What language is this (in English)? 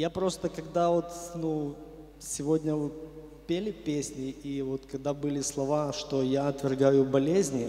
Russian